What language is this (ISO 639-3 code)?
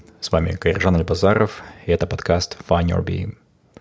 kaz